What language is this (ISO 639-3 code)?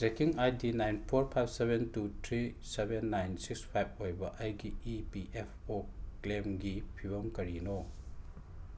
mni